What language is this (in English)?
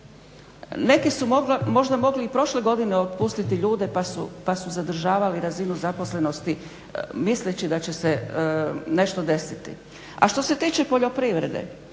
Croatian